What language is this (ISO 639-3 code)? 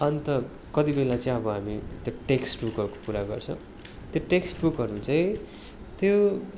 nep